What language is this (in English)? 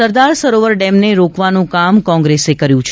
Gujarati